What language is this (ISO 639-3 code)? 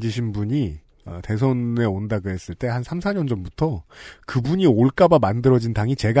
kor